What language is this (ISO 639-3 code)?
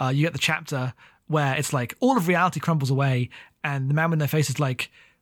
eng